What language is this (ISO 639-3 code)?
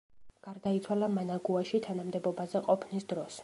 kat